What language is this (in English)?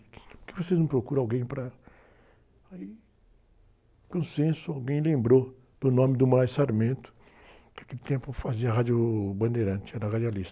Portuguese